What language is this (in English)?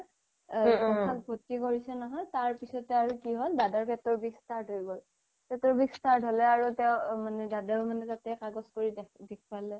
Assamese